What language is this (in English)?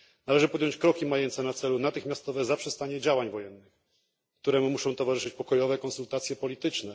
Polish